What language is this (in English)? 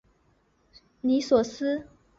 Chinese